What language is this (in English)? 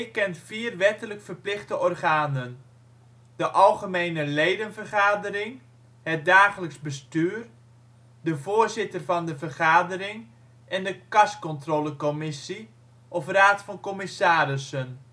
Dutch